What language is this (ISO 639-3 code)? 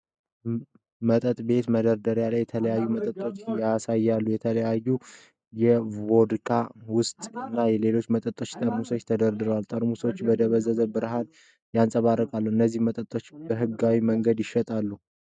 amh